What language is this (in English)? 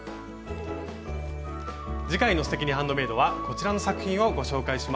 Japanese